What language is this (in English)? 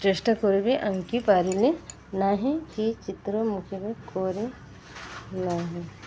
Odia